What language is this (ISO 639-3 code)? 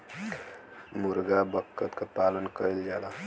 bho